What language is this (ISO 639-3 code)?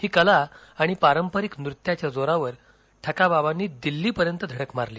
mar